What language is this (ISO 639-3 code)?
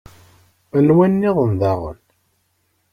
kab